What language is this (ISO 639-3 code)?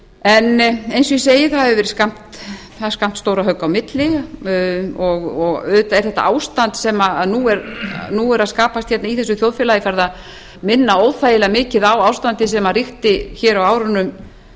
isl